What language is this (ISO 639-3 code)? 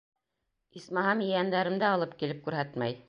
bak